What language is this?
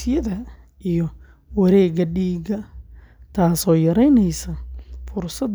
Somali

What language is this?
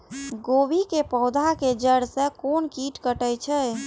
Maithili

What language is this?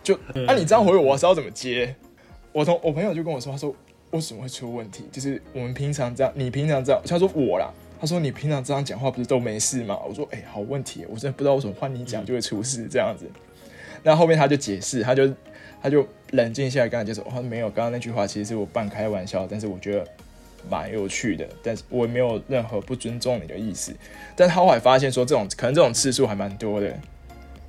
Chinese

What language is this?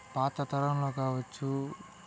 Telugu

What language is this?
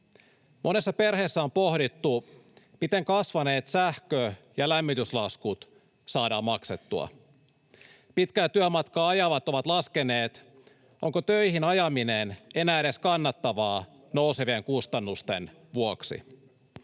Finnish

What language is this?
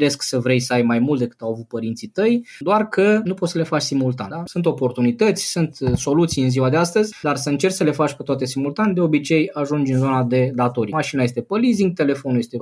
Romanian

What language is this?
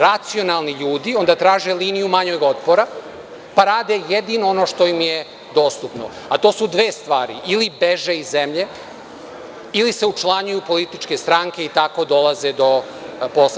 Serbian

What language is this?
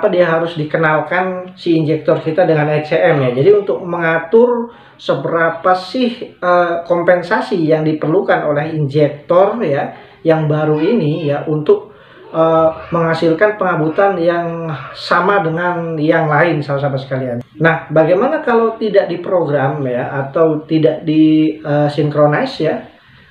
Indonesian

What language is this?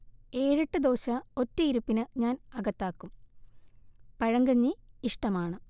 Malayalam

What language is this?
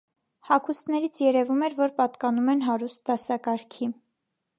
Armenian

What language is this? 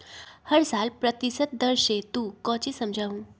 Magahi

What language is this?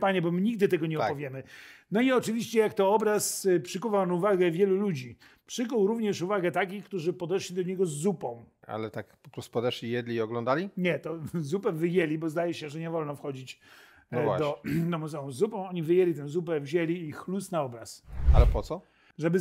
Polish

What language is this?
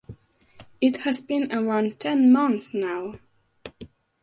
English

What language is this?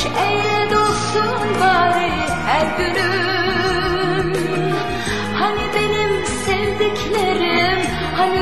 Turkish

